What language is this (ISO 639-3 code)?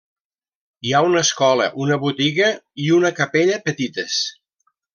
cat